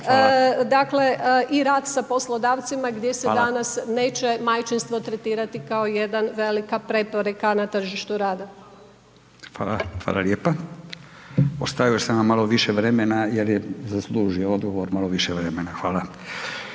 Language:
Croatian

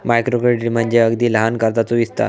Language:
Marathi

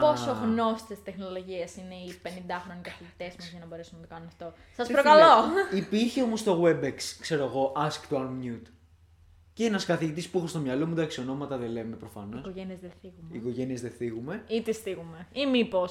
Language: Greek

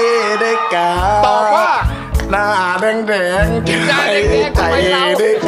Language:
Thai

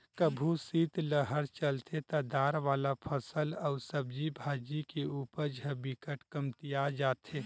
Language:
Chhattisgarhi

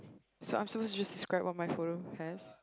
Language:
English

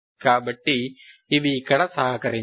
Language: Telugu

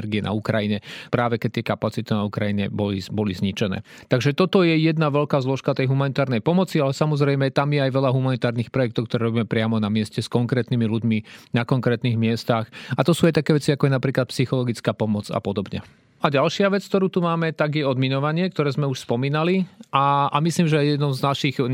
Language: Slovak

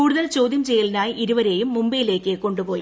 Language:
Malayalam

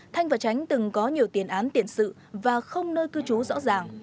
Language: Vietnamese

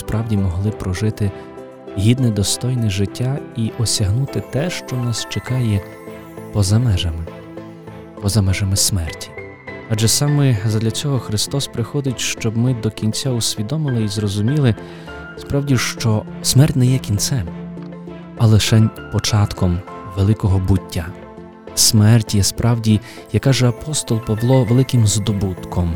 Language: Ukrainian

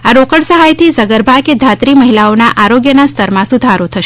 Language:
Gujarati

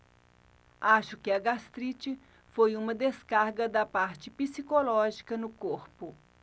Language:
Portuguese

